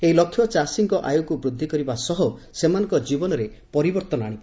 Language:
Odia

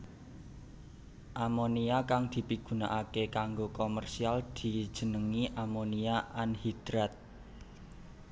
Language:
Javanese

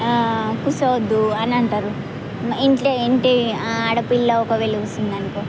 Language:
Telugu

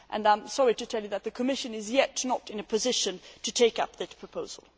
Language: English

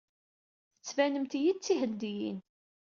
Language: Kabyle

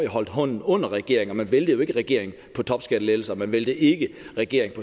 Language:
Danish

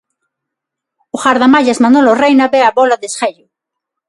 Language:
Galician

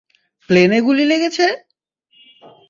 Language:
Bangla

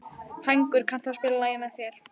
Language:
Icelandic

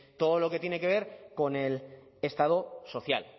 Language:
Spanish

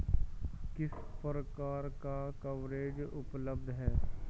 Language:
Hindi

